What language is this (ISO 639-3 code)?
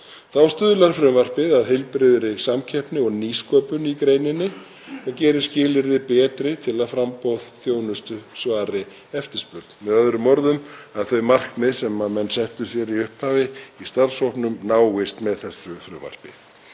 isl